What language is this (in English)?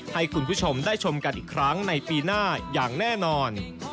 Thai